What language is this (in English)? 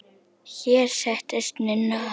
Icelandic